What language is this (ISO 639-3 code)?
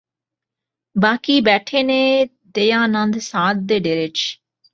pan